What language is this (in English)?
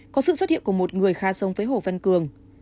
Vietnamese